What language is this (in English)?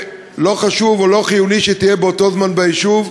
Hebrew